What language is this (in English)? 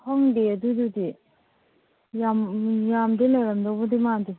Manipuri